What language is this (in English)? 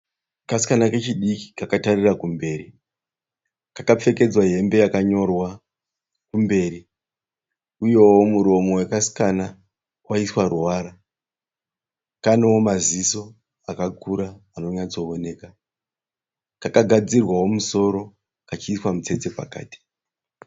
Shona